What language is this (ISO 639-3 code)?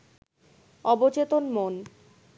ben